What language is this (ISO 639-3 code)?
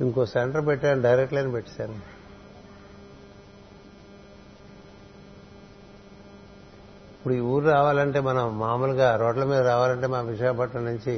tel